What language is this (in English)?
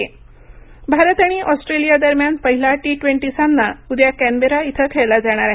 Marathi